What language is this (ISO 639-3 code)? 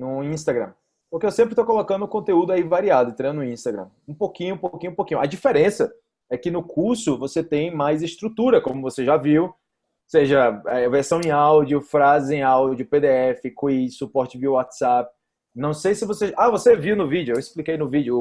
por